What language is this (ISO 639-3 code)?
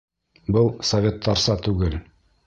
bak